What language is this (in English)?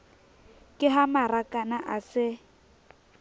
Southern Sotho